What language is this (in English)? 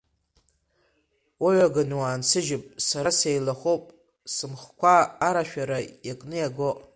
Abkhazian